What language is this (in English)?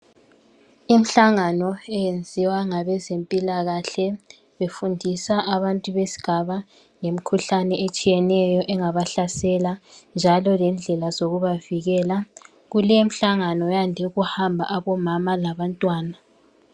North Ndebele